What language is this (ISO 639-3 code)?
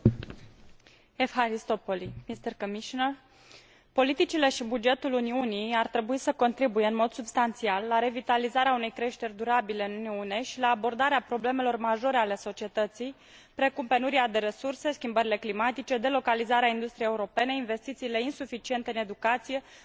ron